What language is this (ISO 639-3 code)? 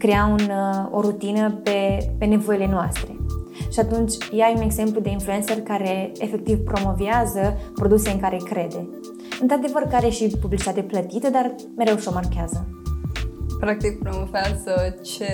ron